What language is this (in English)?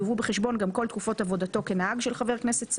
Hebrew